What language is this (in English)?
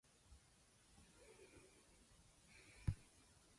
English